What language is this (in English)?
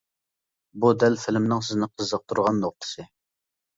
Uyghur